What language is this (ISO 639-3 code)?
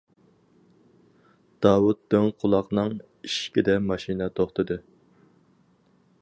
uig